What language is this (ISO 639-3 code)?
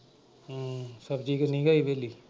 pan